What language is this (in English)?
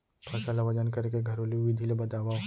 Chhattisgarhi